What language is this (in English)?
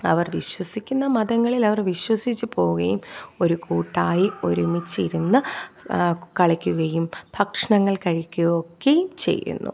Malayalam